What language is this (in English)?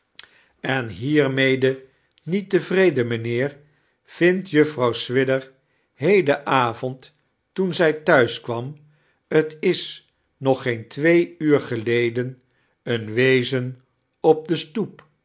Dutch